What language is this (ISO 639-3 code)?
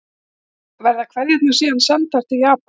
isl